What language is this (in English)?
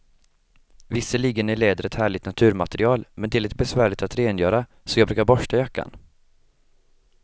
Swedish